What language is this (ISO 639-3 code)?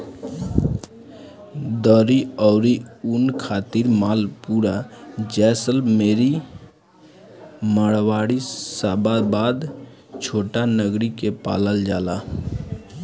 bho